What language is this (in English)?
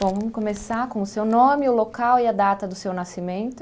Portuguese